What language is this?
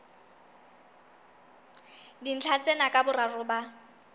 Southern Sotho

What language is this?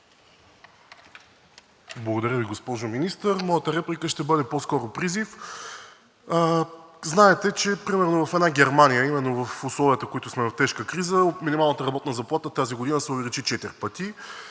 Bulgarian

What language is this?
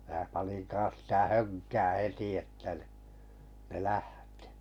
Finnish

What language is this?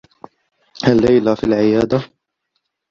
Arabic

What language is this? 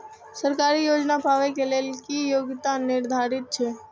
Maithili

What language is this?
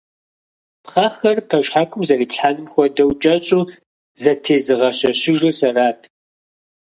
Kabardian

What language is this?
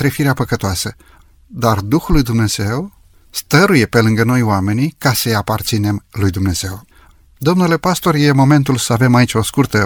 Romanian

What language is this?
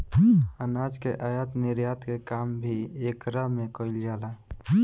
Bhojpuri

